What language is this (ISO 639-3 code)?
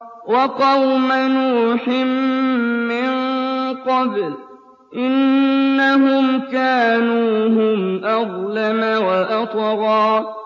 ara